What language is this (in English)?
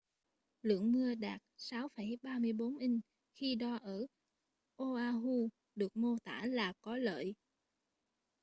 Vietnamese